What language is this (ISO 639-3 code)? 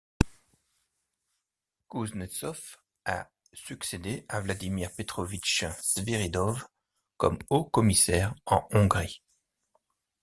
fra